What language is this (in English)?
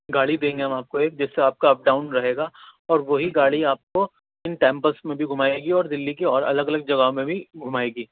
Urdu